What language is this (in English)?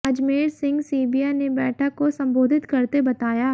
Hindi